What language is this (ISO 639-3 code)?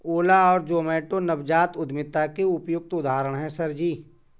hin